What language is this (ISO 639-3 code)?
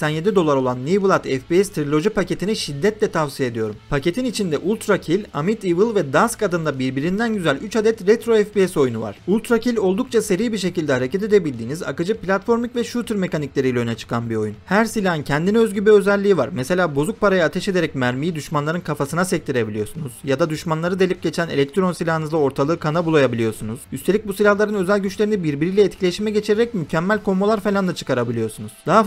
tur